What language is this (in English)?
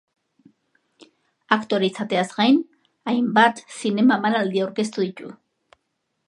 Basque